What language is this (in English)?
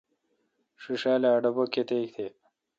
Kalkoti